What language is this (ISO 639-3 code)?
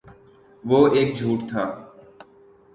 urd